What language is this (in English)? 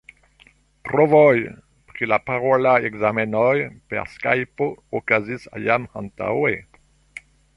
Esperanto